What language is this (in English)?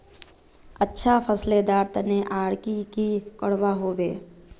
Magahi